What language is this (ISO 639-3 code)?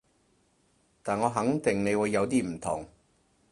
yue